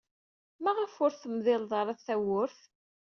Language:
Kabyle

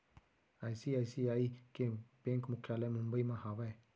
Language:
Chhattisgarhi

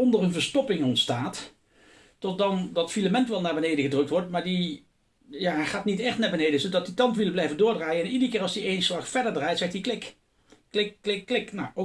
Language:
Dutch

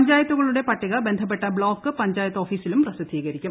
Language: Malayalam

